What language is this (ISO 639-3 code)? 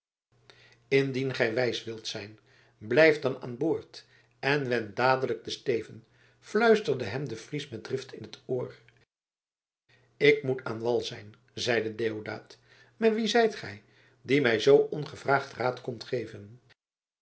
nld